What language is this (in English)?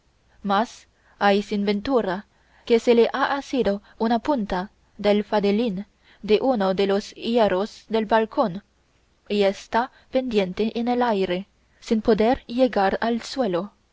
Spanish